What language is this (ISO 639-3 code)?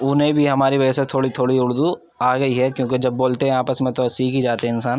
urd